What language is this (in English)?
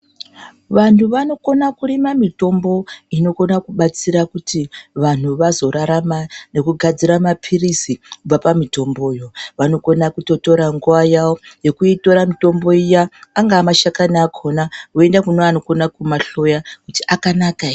Ndau